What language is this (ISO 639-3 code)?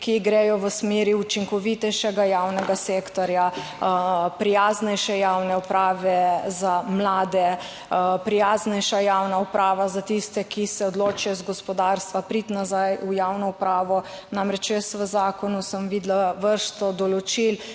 slv